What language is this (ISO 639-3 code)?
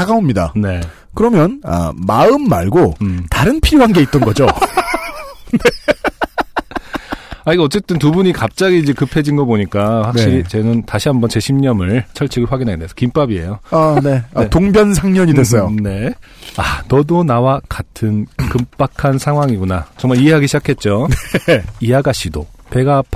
kor